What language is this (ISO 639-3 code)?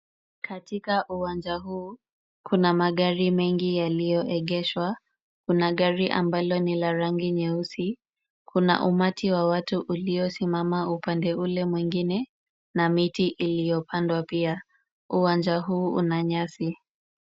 swa